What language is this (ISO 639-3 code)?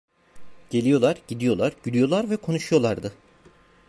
tur